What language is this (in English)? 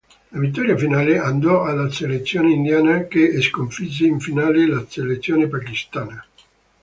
Italian